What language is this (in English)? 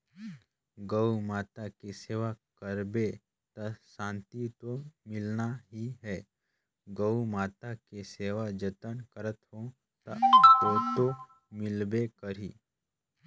Chhattisgarhi